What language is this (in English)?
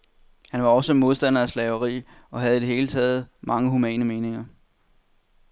Danish